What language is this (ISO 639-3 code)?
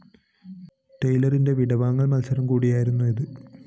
mal